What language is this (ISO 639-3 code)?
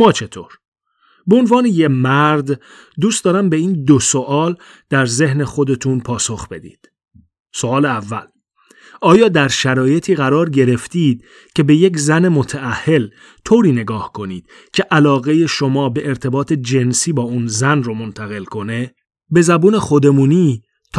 fas